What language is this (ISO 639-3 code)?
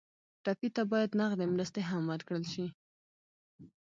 pus